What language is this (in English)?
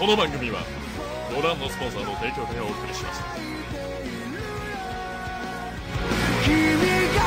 Japanese